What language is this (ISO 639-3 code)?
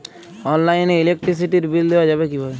ben